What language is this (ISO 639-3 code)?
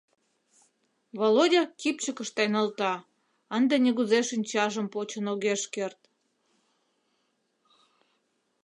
chm